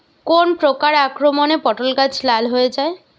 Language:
Bangla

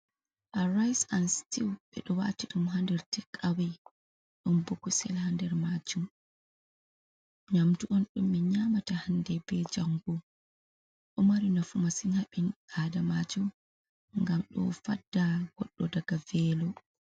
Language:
Fula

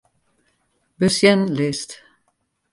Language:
Western Frisian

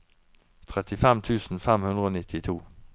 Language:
Norwegian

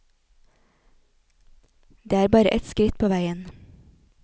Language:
Norwegian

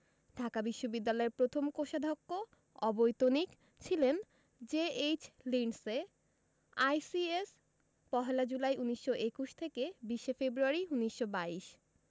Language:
Bangla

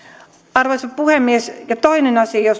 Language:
Finnish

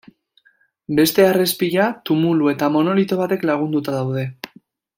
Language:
Basque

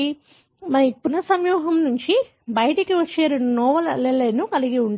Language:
Telugu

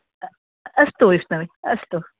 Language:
Sanskrit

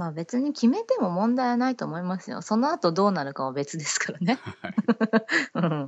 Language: Japanese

